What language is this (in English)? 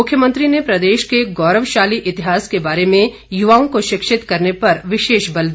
Hindi